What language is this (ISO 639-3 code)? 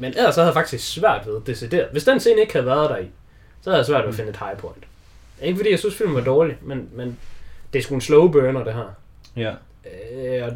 dan